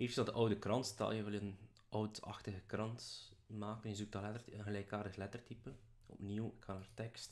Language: Dutch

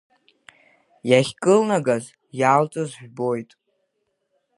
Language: Abkhazian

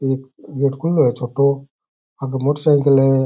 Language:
Rajasthani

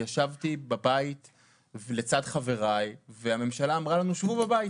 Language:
Hebrew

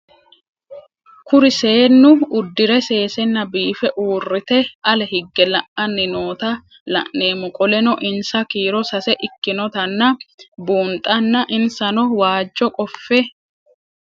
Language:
Sidamo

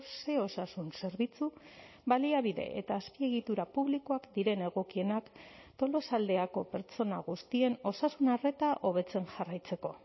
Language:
Basque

